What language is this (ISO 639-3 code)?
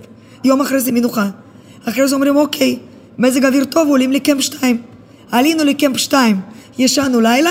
heb